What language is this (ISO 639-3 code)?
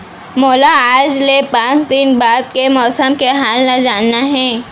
hne